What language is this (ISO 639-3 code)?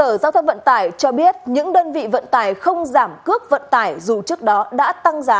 vie